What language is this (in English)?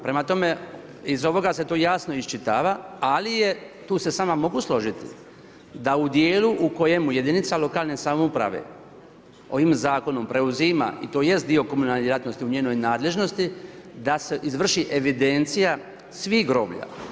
Croatian